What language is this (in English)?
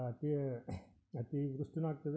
Kannada